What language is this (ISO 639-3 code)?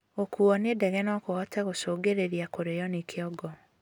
kik